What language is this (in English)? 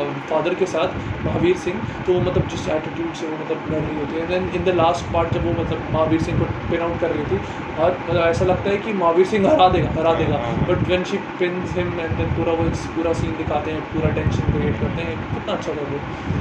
Hindi